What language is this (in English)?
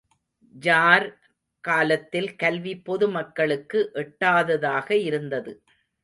Tamil